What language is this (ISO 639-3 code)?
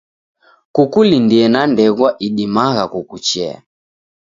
dav